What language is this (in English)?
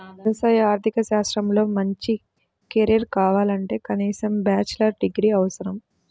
Telugu